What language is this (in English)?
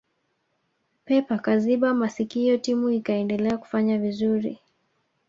Swahili